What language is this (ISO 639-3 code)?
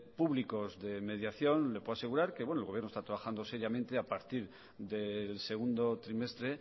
spa